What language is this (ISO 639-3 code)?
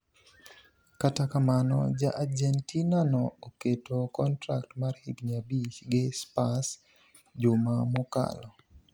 luo